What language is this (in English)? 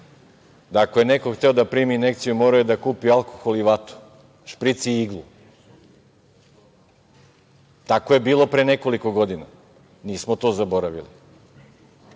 Serbian